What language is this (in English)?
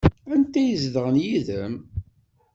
Kabyle